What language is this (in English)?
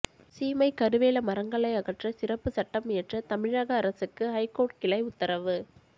Tamil